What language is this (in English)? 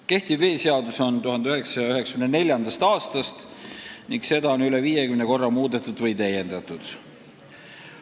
Estonian